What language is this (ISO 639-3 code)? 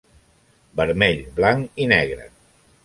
cat